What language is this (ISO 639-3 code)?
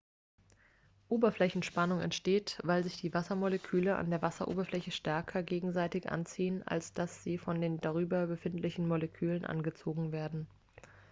deu